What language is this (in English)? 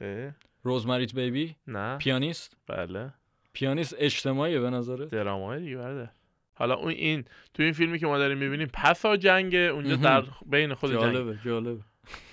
Persian